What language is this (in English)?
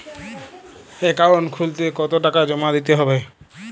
Bangla